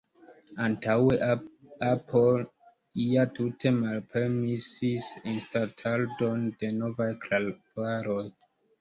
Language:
Esperanto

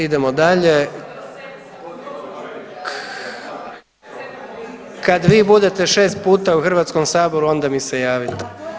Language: Croatian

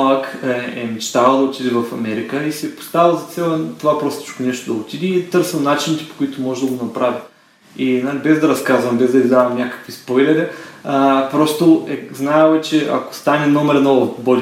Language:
Bulgarian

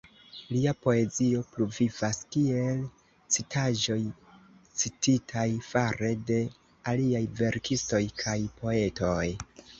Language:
Esperanto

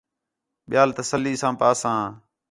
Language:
Khetrani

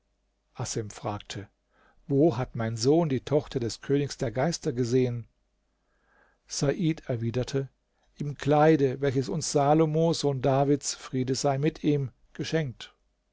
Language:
German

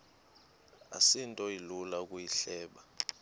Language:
Xhosa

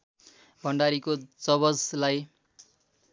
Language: Nepali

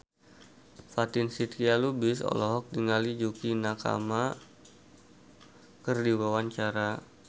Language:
Sundanese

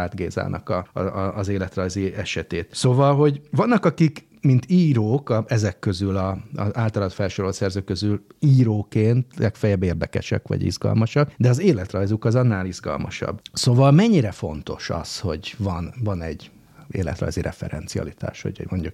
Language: Hungarian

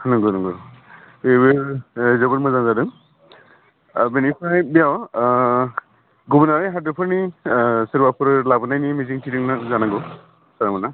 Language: Bodo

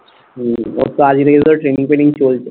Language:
Bangla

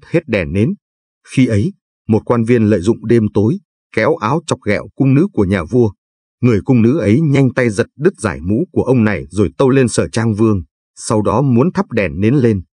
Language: Vietnamese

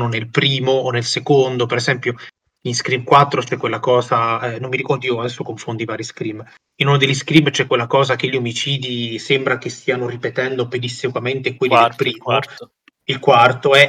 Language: Italian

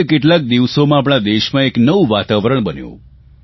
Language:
Gujarati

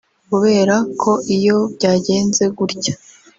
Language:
Kinyarwanda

